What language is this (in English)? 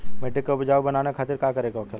Bhojpuri